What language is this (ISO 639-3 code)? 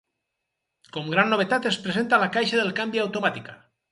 cat